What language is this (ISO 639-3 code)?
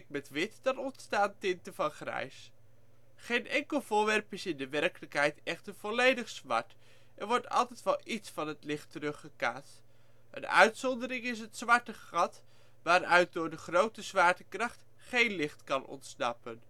nld